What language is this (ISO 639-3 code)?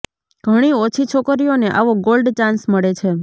guj